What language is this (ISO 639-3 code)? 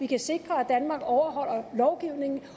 dan